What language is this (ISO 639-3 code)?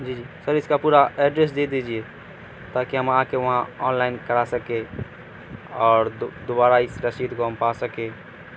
urd